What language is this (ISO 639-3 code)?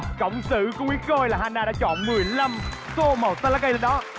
vie